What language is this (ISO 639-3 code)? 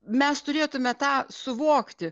lit